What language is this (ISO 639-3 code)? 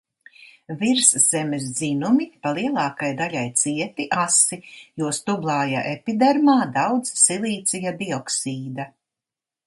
lav